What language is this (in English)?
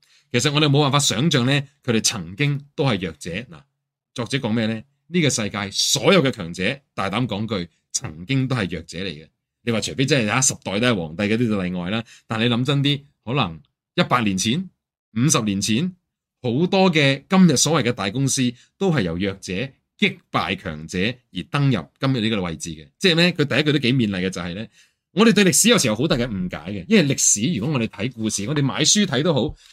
Chinese